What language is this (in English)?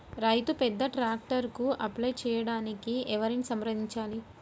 Telugu